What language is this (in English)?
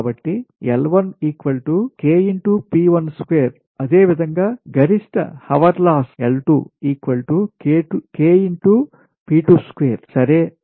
Telugu